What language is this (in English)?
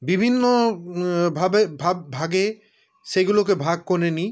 Bangla